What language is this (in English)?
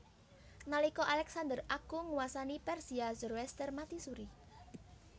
Javanese